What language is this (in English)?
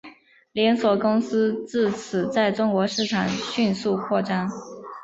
Chinese